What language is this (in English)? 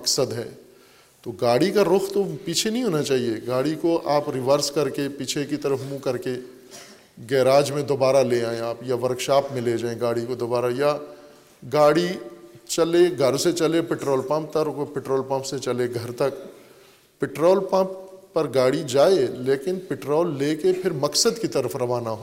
Urdu